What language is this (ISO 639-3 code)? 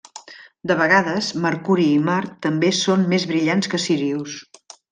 cat